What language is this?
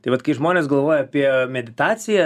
Lithuanian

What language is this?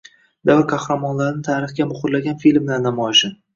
Uzbek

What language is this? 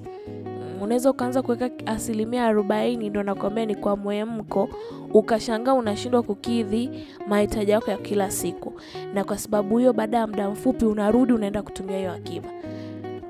Swahili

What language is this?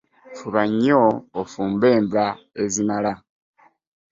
Ganda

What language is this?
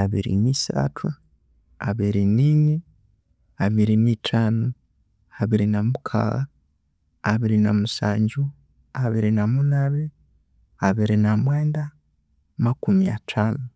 Konzo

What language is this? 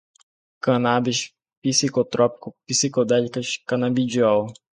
Portuguese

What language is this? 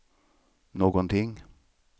Swedish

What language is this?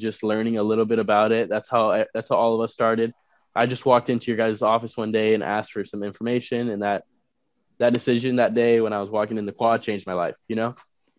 English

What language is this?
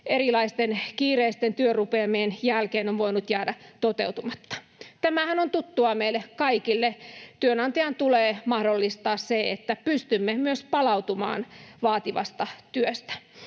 Finnish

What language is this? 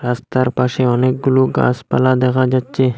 Bangla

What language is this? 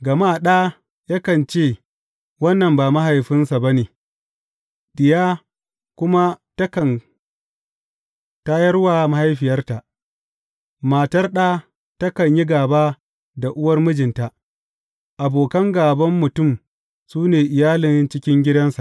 Hausa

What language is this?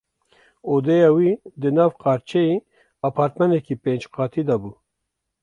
Kurdish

